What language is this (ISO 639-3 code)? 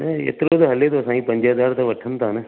snd